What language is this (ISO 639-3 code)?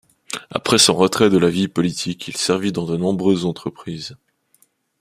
fra